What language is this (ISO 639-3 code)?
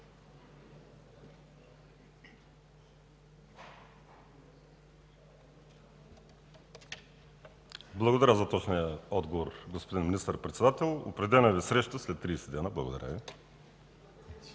bul